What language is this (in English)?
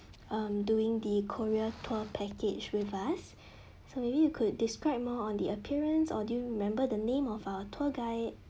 English